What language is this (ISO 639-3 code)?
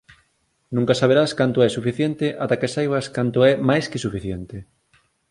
glg